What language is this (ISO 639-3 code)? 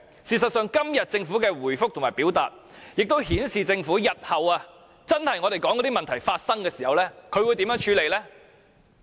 yue